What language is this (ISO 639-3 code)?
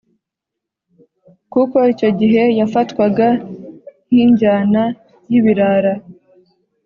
kin